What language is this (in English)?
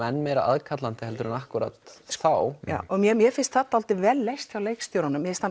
Icelandic